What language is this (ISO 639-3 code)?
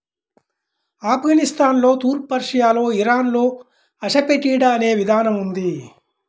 tel